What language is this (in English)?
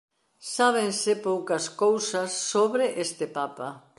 Galician